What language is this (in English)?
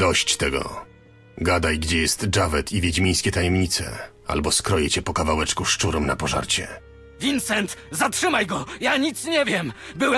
Polish